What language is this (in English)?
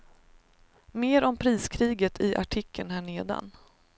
Swedish